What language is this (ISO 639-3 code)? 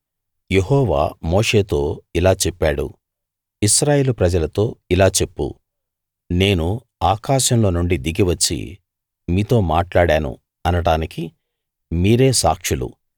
tel